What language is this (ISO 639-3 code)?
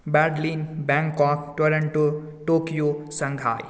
mai